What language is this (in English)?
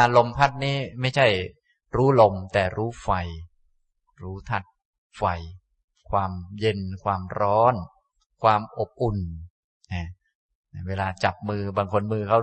Thai